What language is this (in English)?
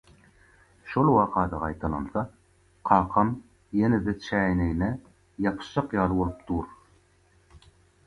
Turkmen